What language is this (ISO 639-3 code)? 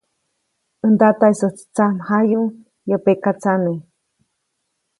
zoc